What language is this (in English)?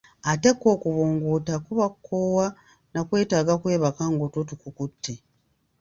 Ganda